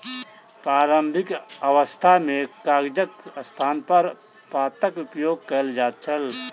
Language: Maithili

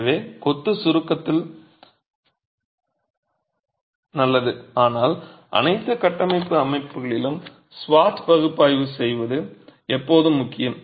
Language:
Tamil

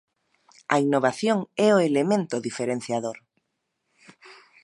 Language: Galician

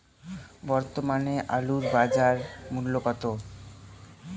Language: Bangla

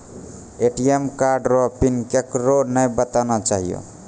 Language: Maithili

